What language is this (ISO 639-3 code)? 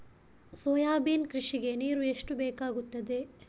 kan